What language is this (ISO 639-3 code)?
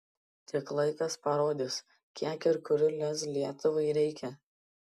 lit